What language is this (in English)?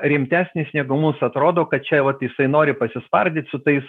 Lithuanian